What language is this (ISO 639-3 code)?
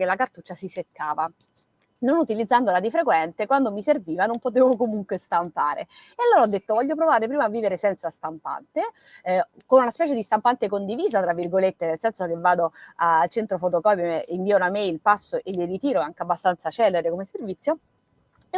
ita